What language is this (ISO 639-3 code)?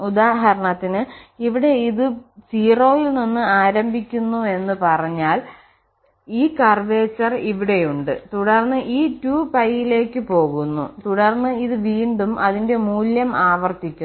mal